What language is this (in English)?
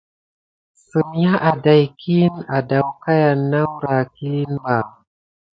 Gidar